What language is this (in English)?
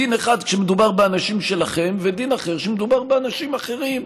Hebrew